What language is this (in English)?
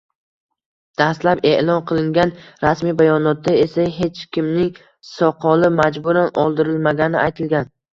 Uzbek